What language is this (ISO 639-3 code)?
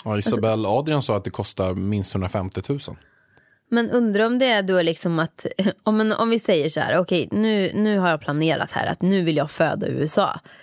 swe